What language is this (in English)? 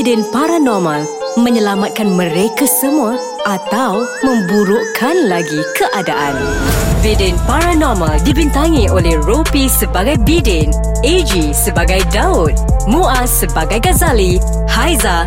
Malay